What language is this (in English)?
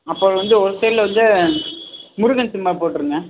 Tamil